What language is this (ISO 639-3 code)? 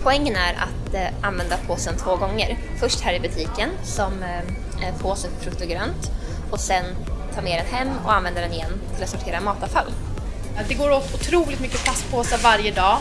swe